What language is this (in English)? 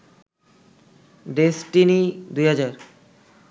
Bangla